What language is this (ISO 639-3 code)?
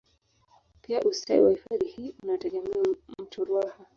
swa